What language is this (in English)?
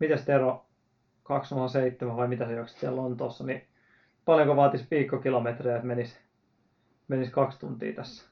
Finnish